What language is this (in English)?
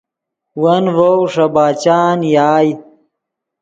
Yidgha